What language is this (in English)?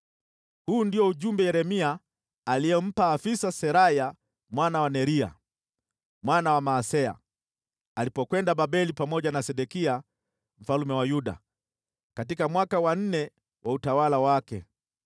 Swahili